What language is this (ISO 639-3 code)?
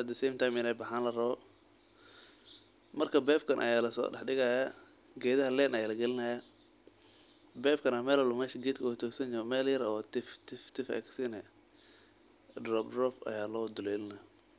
som